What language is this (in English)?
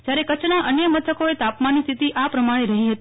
Gujarati